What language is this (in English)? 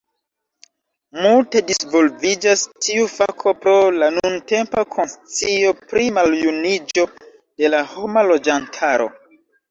Esperanto